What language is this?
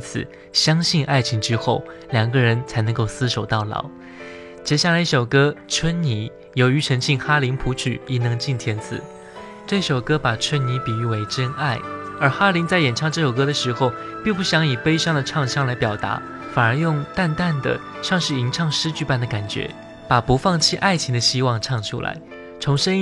Chinese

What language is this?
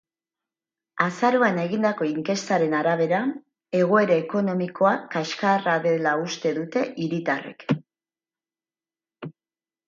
Basque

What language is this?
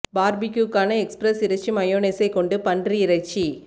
Tamil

